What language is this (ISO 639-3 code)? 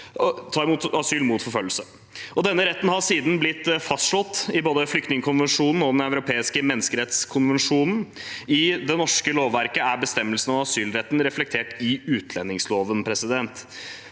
nor